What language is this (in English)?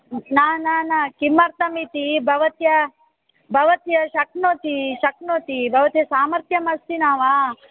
Sanskrit